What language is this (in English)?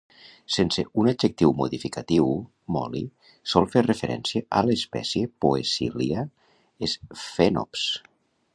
Catalan